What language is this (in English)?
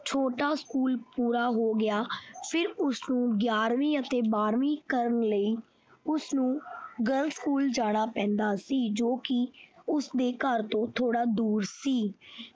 Punjabi